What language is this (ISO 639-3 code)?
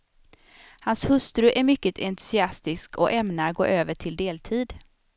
swe